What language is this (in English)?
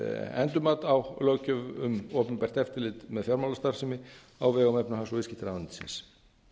Icelandic